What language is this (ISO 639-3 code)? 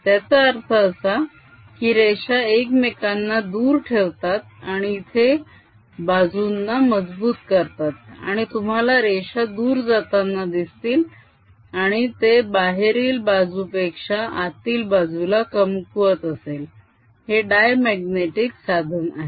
mar